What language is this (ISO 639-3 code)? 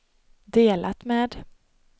swe